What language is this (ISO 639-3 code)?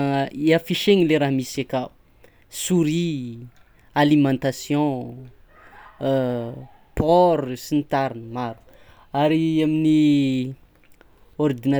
xmw